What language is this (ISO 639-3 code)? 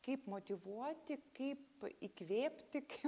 lit